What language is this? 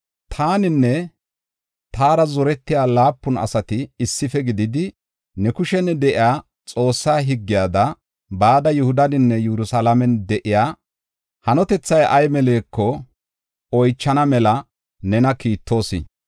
Gofa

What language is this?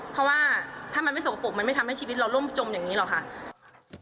Thai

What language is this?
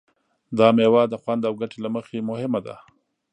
Pashto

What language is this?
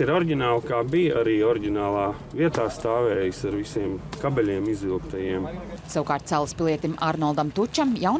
Latvian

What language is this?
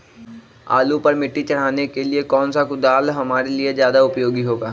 Magahi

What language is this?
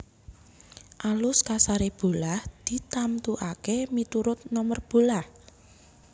Javanese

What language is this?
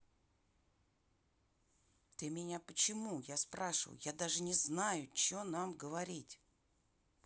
Russian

